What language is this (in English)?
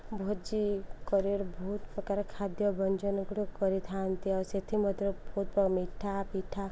Odia